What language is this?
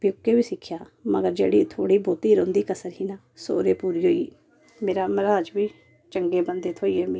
Dogri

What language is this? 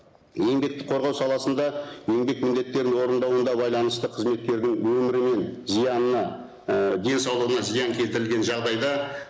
Kazakh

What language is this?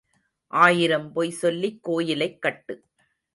Tamil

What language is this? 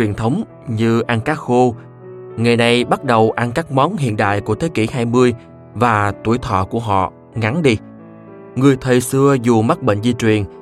Vietnamese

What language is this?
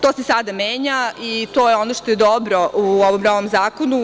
Serbian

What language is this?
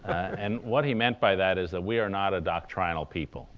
English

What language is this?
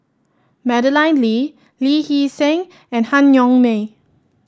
English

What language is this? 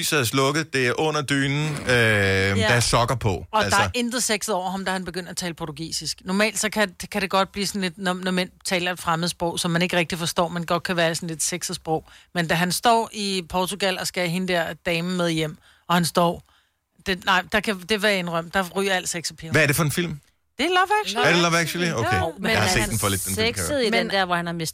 Danish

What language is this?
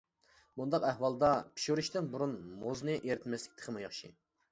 Uyghur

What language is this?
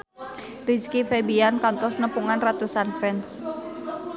Sundanese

